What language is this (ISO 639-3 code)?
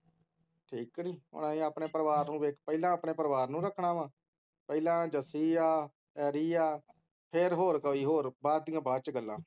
pan